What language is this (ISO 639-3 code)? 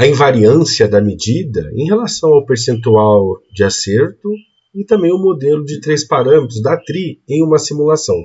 por